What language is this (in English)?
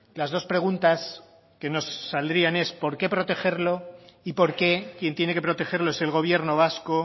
Spanish